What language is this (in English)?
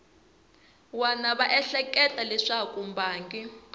Tsonga